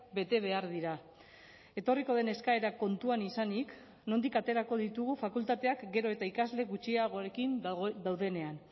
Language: Basque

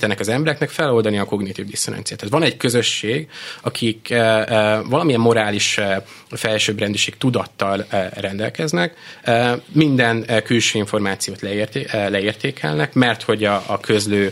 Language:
Hungarian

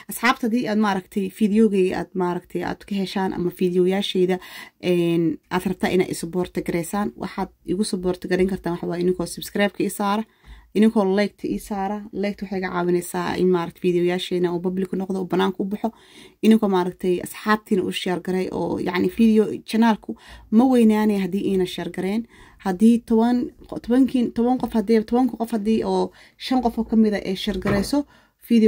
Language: Arabic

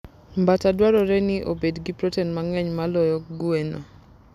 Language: Luo (Kenya and Tanzania)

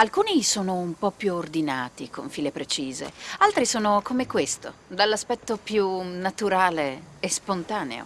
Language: Italian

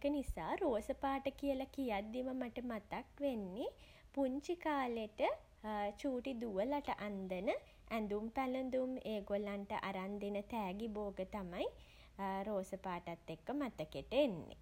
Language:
Sinhala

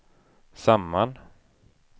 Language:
Swedish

